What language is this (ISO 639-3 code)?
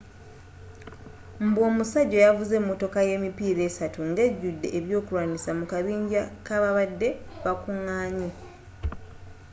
lug